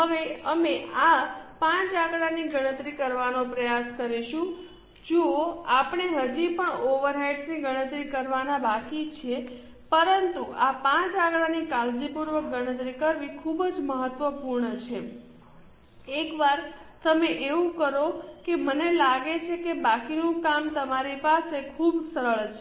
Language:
Gujarati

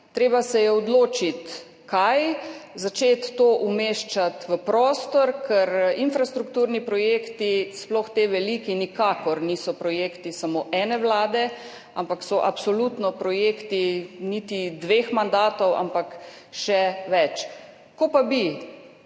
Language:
Slovenian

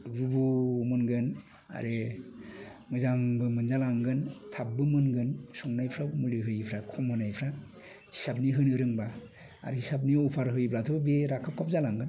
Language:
Bodo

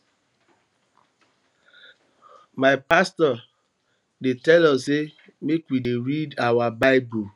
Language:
Nigerian Pidgin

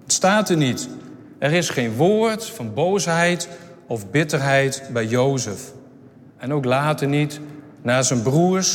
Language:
Dutch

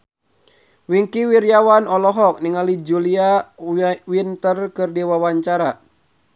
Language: Sundanese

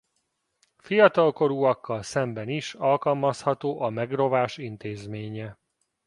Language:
Hungarian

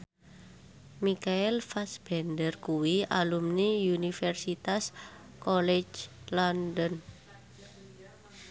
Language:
Javanese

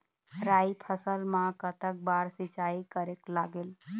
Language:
Chhattisgarhi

